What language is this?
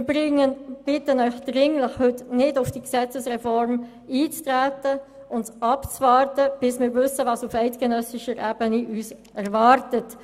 Swiss German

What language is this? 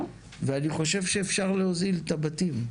Hebrew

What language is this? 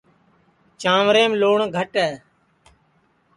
Sansi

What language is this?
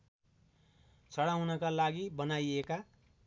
Nepali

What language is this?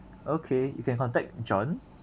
English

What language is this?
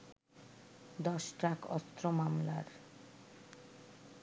Bangla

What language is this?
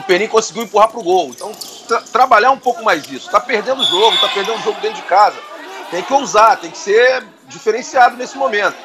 Portuguese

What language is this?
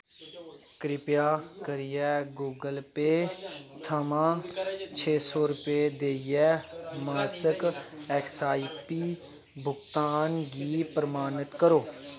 Dogri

